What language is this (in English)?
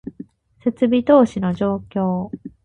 Japanese